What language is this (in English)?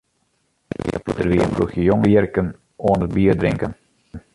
Western Frisian